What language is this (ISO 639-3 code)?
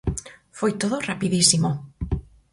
glg